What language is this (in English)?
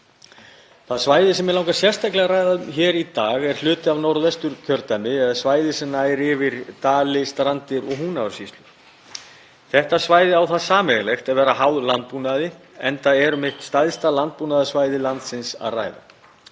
Icelandic